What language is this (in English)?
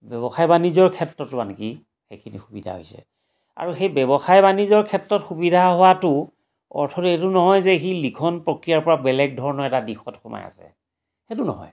Assamese